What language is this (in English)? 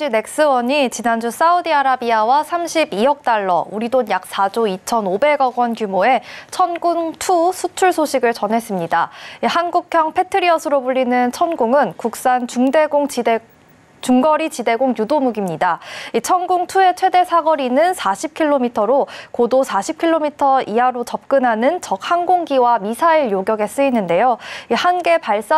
Korean